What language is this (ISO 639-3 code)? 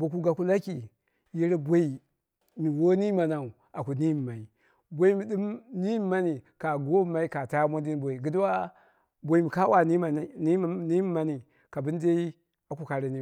kna